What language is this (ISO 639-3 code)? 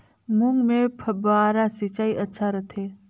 hne